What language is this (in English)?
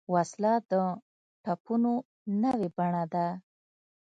Pashto